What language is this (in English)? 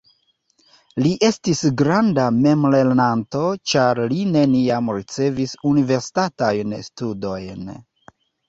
Esperanto